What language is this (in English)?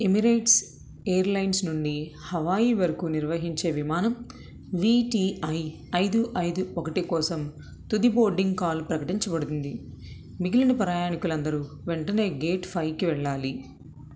Telugu